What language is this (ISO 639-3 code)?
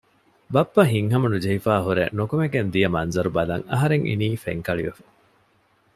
div